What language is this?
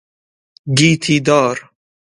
Persian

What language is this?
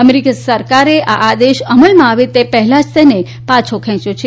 Gujarati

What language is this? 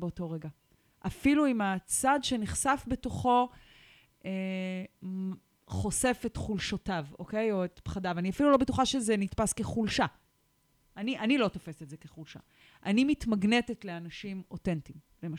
Hebrew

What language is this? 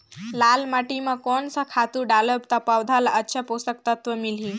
Chhattisgarhi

